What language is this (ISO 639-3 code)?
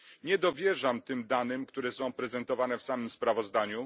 pol